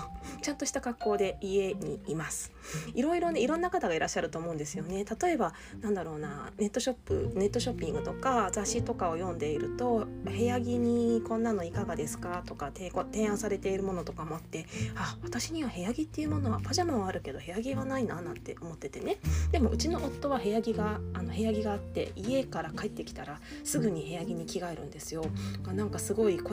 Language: Japanese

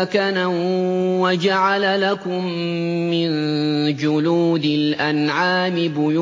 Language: Arabic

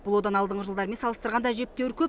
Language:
Kazakh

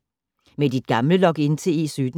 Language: Danish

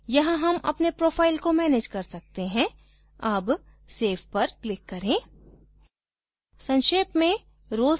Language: Hindi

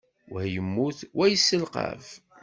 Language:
Kabyle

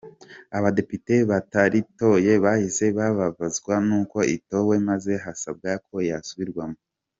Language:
Kinyarwanda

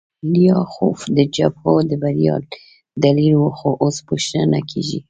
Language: Pashto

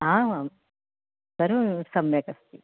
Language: Sanskrit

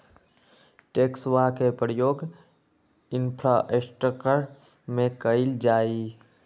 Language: Magahi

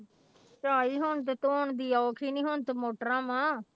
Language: Punjabi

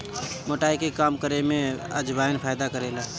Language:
Bhojpuri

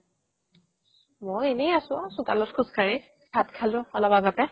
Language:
Assamese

